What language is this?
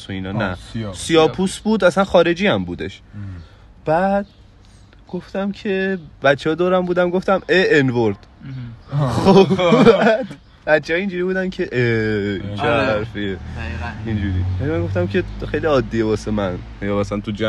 Persian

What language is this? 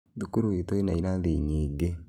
Kikuyu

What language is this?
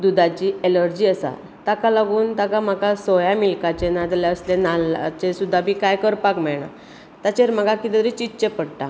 Konkani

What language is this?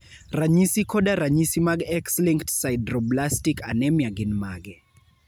Luo (Kenya and Tanzania)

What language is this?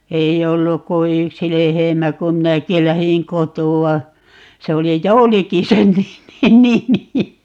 Finnish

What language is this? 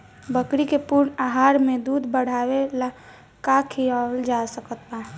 Bhojpuri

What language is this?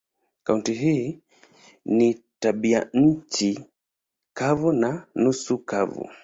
Swahili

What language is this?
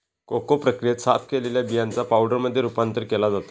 Marathi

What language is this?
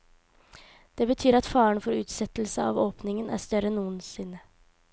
Norwegian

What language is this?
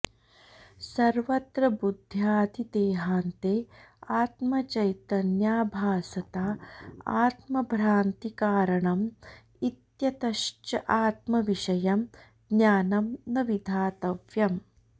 Sanskrit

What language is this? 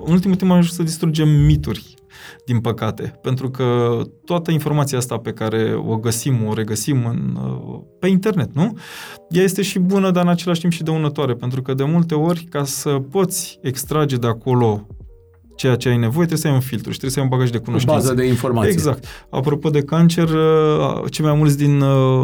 Romanian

